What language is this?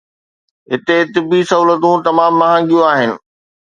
Sindhi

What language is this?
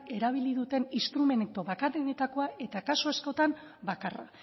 Basque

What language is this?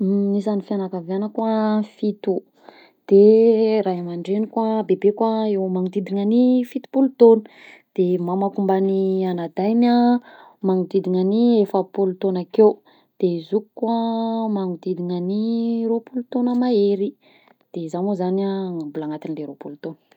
Southern Betsimisaraka Malagasy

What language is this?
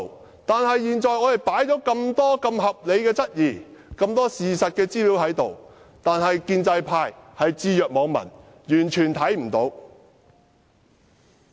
Cantonese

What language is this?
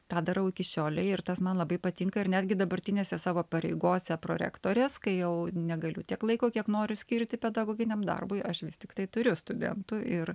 Lithuanian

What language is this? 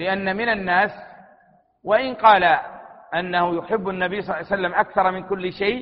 Arabic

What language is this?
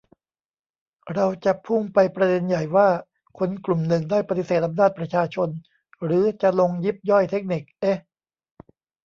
Thai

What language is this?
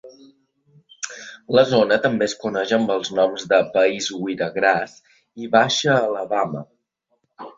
Catalan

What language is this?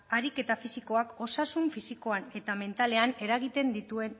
Basque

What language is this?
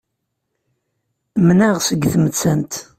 Kabyle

